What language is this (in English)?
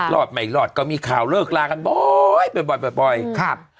Thai